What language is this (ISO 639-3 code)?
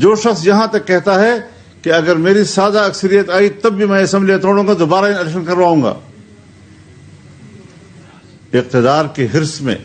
urd